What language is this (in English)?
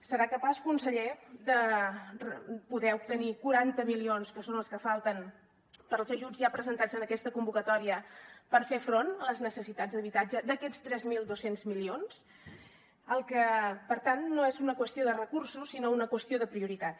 Catalan